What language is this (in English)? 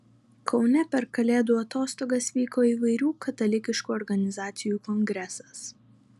Lithuanian